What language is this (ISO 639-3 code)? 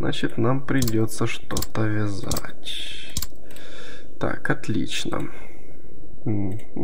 rus